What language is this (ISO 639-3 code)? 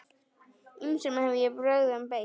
isl